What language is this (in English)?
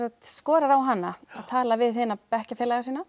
Icelandic